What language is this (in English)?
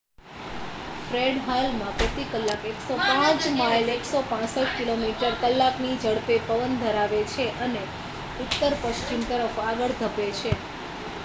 Gujarati